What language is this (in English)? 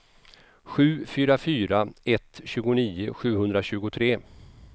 Swedish